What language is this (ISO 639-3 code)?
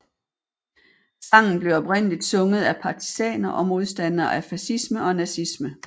dan